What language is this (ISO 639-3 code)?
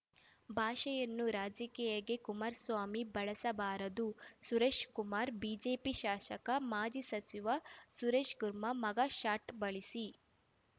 kan